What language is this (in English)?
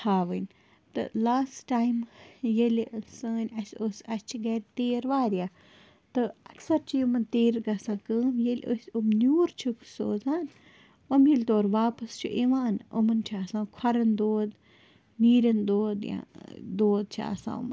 Kashmiri